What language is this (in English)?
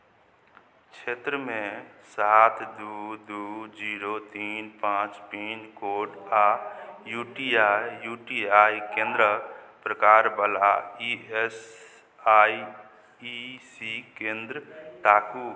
Maithili